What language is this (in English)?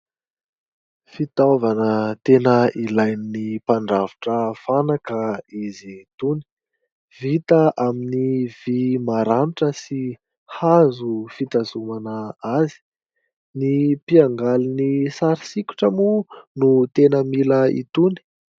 Malagasy